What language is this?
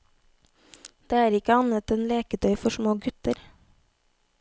Norwegian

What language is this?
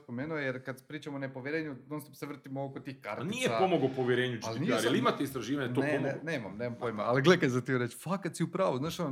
Croatian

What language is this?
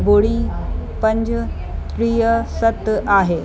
Sindhi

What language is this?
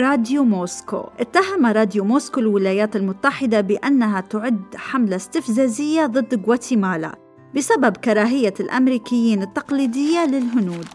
Arabic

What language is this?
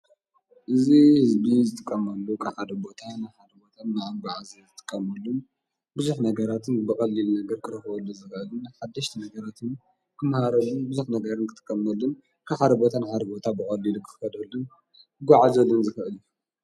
Tigrinya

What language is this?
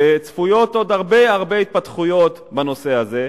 Hebrew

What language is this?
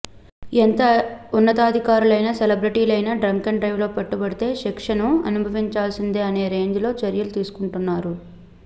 Telugu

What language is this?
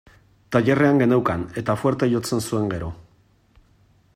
Basque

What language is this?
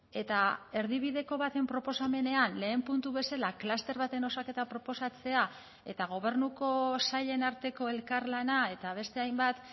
Basque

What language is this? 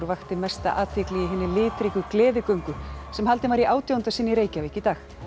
Icelandic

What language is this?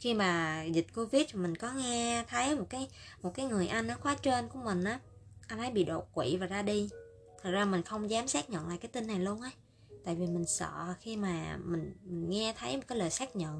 Vietnamese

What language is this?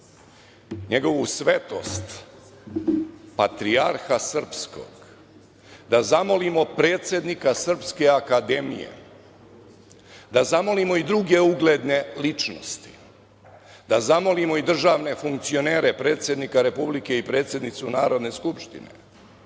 Serbian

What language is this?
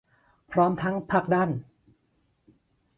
Thai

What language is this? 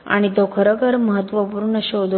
Marathi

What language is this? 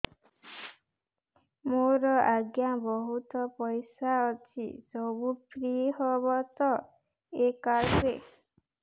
Odia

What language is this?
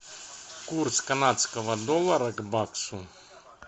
Russian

